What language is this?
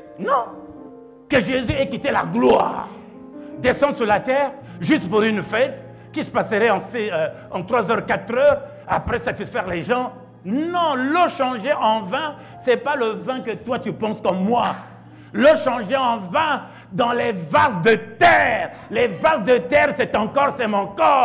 French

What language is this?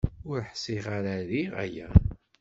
Kabyle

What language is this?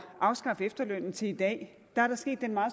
Danish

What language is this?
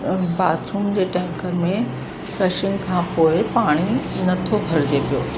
Sindhi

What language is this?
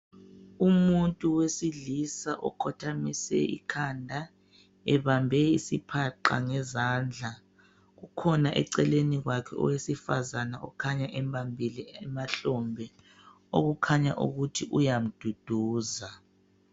North Ndebele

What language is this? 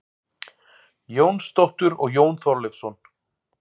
Icelandic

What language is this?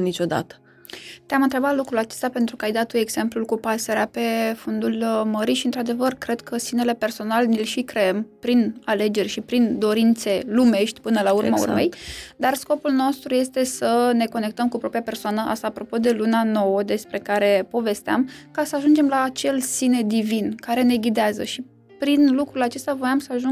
Romanian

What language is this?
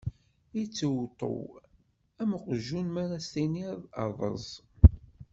Kabyle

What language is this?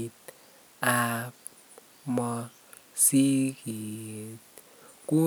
Kalenjin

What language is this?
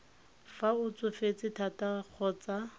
Tswana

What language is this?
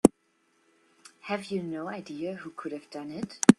English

